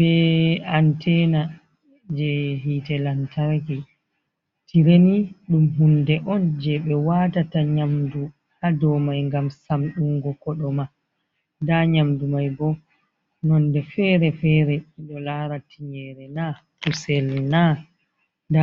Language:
Fula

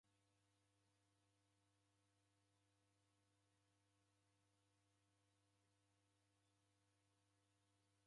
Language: Taita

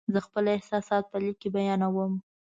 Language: Pashto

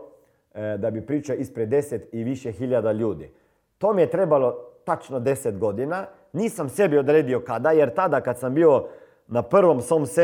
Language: Croatian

